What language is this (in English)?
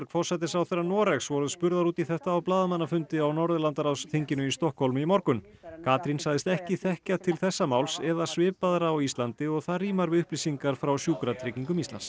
Icelandic